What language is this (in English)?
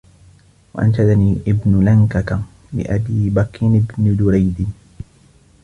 Arabic